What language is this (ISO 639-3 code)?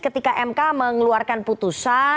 ind